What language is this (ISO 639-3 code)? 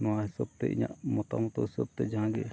sat